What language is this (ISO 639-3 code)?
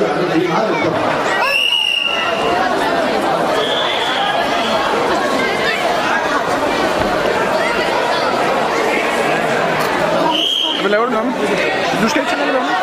dan